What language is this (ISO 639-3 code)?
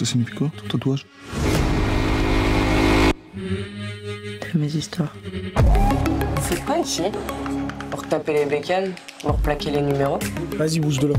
fra